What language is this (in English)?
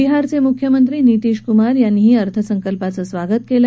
Marathi